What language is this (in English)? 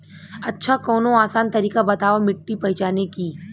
Bhojpuri